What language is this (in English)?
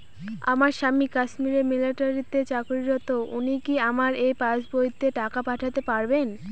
Bangla